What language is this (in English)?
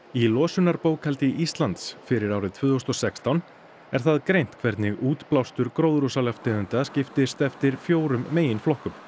Icelandic